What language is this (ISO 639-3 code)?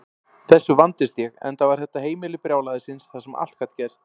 isl